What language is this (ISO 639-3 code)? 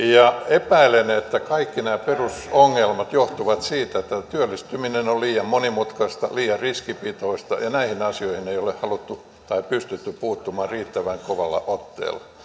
fin